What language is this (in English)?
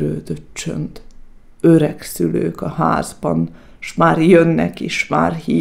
Hungarian